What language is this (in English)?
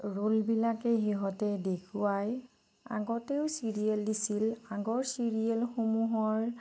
Assamese